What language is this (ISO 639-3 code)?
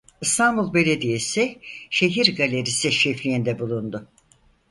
tur